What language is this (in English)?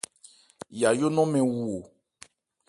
Ebrié